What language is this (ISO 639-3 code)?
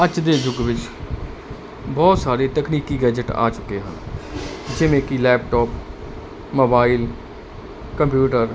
pan